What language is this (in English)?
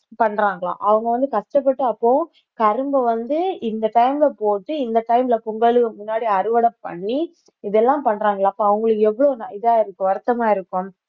Tamil